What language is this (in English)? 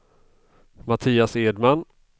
Swedish